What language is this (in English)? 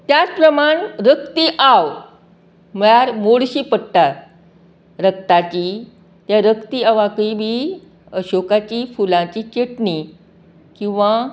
Konkani